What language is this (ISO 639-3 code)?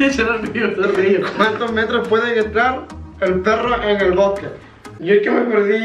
spa